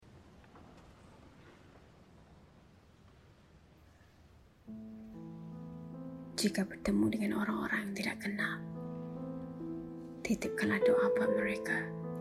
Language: Malay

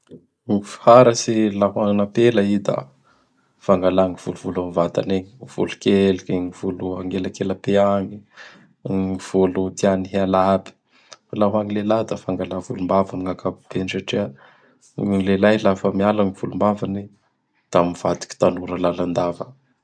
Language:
Bara Malagasy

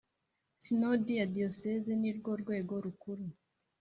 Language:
Kinyarwanda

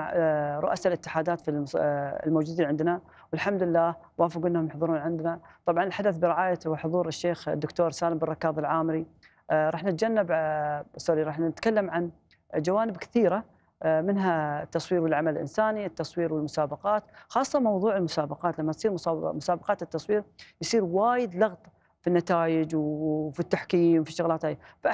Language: Arabic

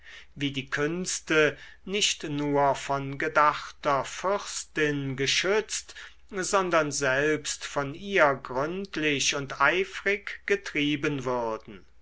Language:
German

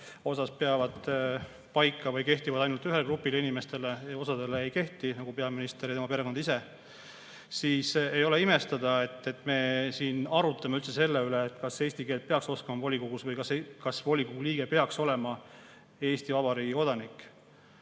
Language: Estonian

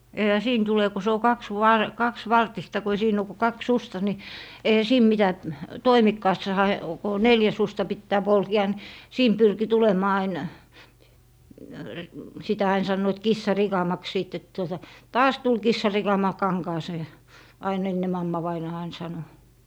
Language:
Finnish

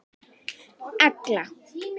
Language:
Icelandic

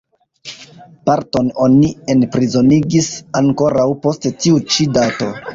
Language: Esperanto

